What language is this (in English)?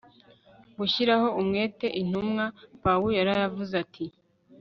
Kinyarwanda